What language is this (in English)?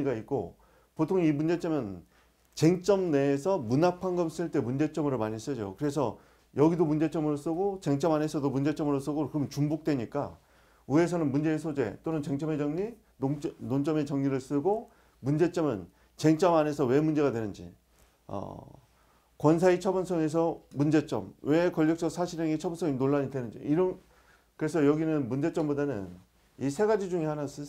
Korean